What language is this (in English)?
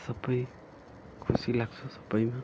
Nepali